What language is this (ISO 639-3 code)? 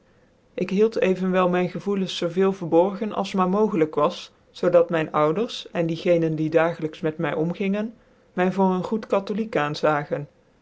nld